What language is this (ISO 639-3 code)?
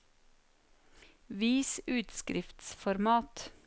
nor